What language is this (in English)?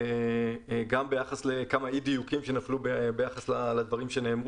Hebrew